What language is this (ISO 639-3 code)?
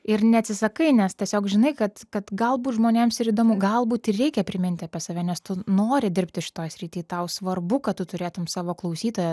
lit